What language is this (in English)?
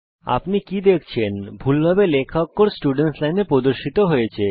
Bangla